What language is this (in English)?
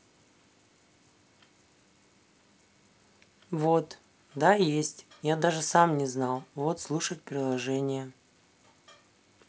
Russian